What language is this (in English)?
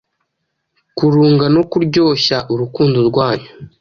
Kinyarwanda